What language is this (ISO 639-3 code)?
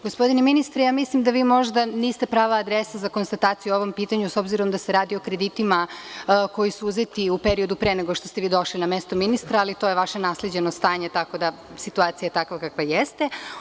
srp